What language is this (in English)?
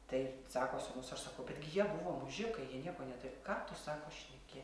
Lithuanian